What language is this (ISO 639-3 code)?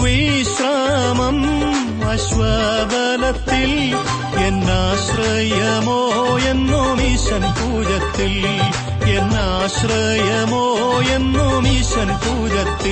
mal